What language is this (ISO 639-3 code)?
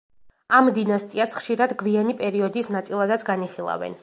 kat